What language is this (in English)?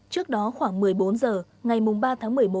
Vietnamese